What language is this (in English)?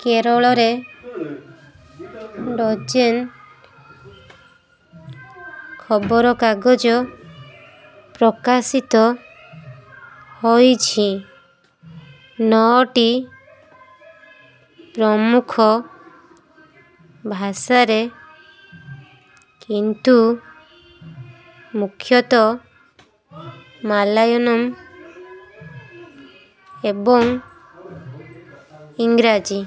Odia